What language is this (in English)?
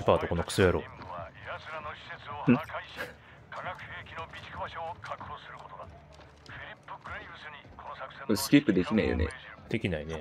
Japanese